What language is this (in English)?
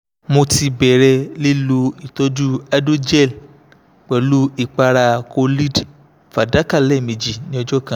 Yoruba